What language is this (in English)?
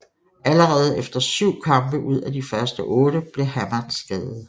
Danish